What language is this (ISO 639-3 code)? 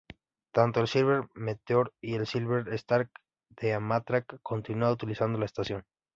spa